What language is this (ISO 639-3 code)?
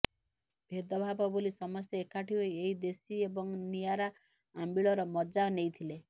ori